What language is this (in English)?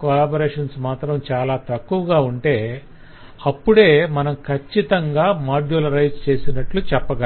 Telugu